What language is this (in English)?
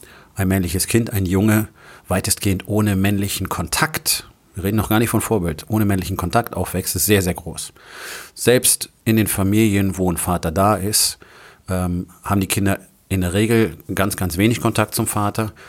German